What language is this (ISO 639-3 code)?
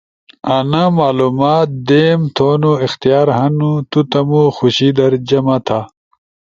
ush